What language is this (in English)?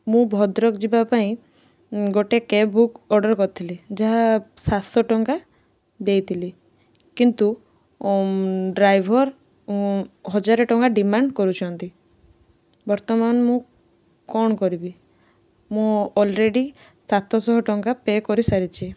Odia